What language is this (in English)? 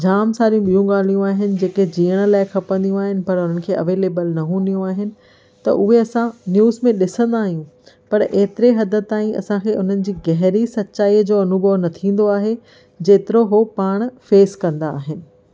Sindhi